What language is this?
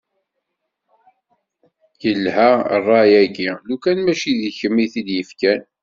Kabyle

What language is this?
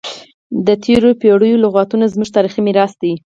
Pashto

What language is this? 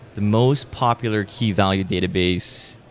English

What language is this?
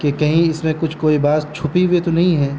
Urdu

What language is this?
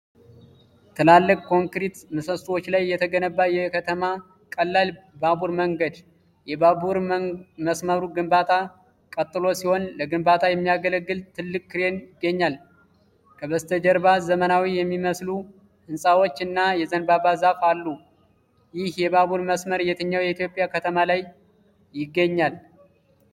Amharic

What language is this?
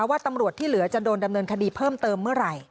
Thai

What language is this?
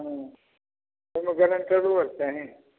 Maithili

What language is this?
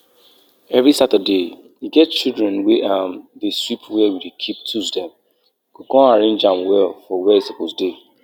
Nigerian Pidgin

